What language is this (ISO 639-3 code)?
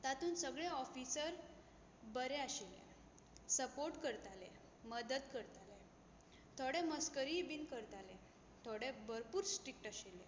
kok